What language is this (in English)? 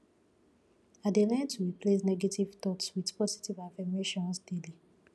Nigerian Pidgin